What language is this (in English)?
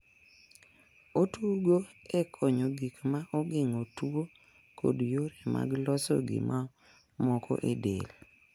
Luo (Kenya and Tanzania)